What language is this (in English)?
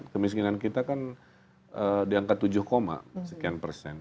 Indonesian